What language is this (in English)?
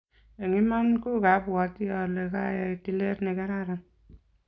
Kalenjin